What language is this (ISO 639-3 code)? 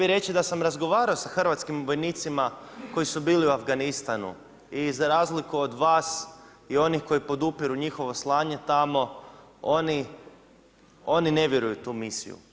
hrv